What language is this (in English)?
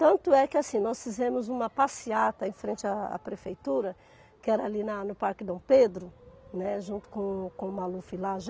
Portuguese